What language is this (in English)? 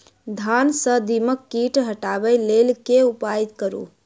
Maithili